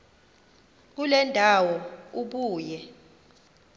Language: Xhosa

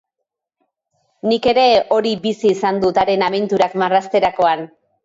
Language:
Basque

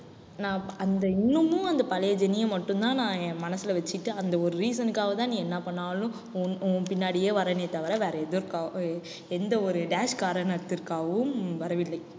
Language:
Tamil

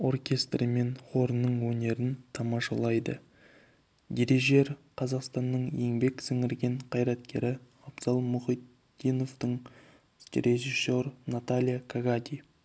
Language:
Kazakh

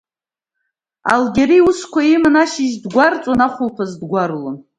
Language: Abkhazian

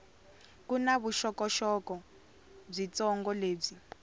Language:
Tsonga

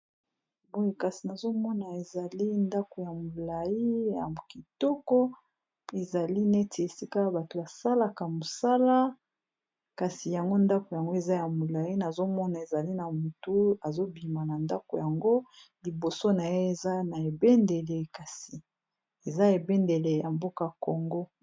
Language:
Lingala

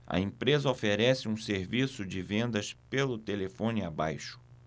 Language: Portuguese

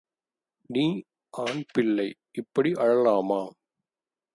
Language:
Tamil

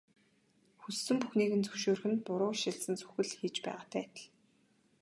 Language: Mongolian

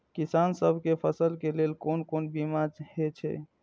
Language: Maithili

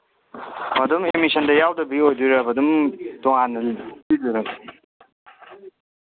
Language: Manipuri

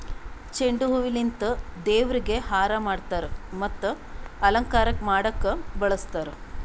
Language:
Kannada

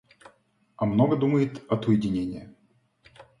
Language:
Russian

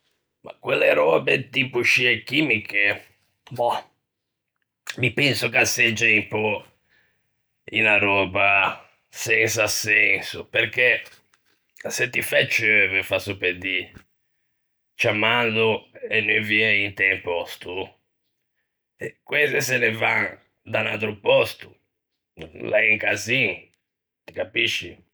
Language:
Ligurian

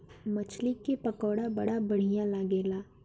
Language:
Bhojpuri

